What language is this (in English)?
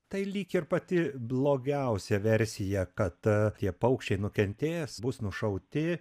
Lithuanian